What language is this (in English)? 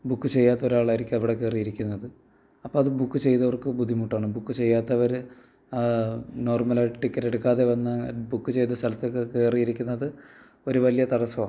Malayalam